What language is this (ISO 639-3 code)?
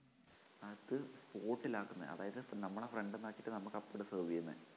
mal